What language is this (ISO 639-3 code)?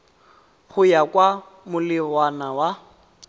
tsn